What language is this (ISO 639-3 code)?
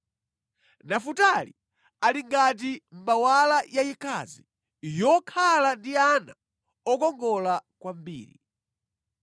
nya